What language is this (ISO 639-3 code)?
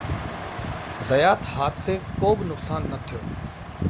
snd